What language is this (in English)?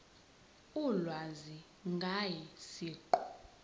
Zulu